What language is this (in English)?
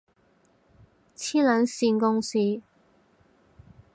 Cantonese